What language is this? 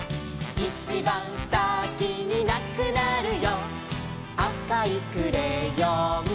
Japanese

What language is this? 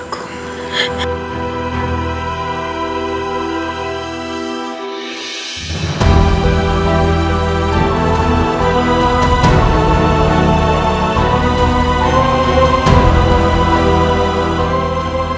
Indonesian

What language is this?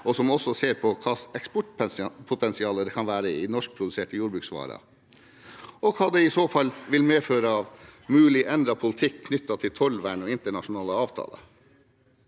Norwegian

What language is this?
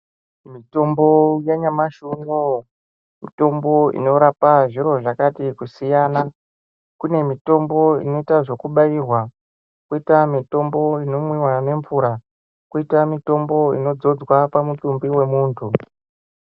Ndau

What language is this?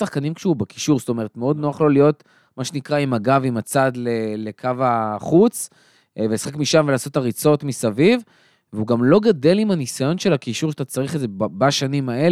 Hebrew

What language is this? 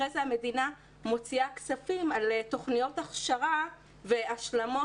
Hebrew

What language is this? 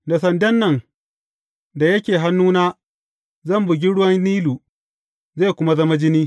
Hausa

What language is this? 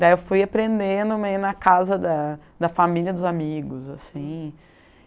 Portuguese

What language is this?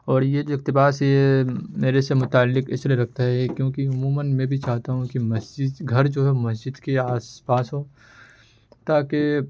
Urdu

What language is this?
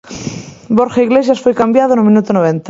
Galician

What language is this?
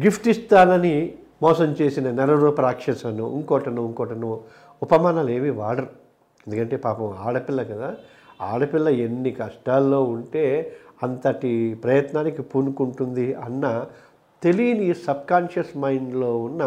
Telugu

